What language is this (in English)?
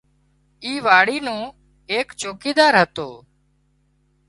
Wadiyara Koli